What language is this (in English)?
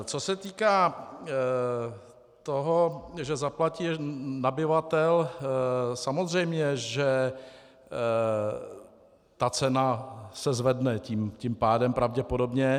Czech